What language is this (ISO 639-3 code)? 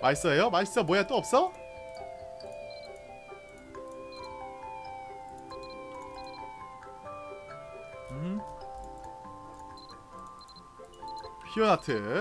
kor